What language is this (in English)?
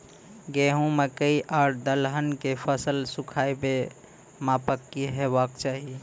Maithili